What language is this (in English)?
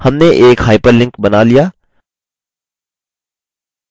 Hindi